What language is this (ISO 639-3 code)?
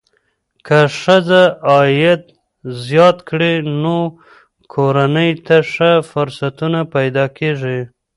pus